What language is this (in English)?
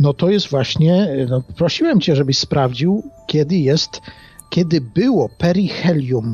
Polish